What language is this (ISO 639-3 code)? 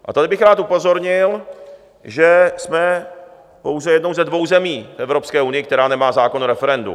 ces